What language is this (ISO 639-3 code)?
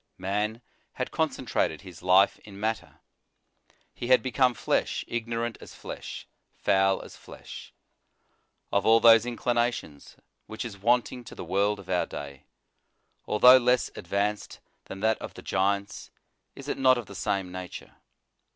eng